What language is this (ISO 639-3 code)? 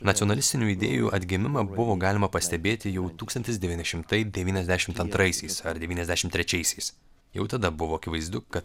lit